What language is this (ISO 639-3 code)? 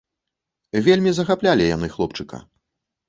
bel